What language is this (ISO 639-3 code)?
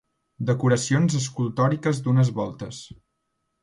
cat